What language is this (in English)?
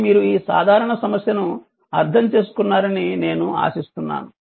Telugu